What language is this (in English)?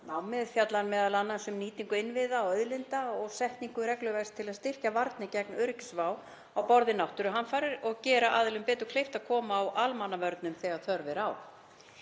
Icelandic